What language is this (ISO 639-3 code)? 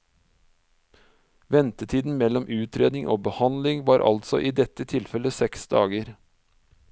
nor